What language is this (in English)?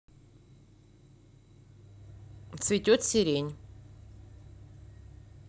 Russian